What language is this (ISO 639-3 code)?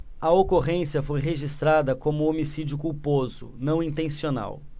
por